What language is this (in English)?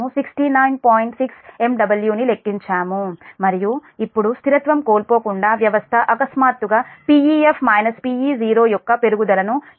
Telugu